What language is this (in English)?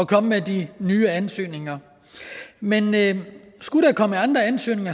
Danish